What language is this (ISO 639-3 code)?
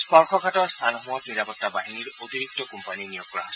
asm